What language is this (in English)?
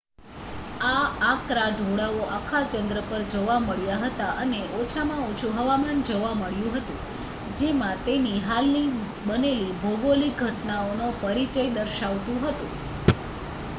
Gujarati